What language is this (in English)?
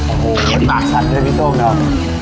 Thai